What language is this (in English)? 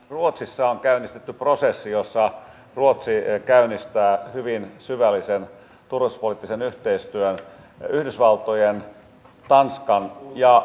Finnish